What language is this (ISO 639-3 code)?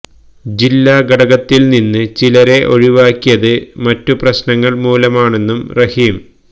mal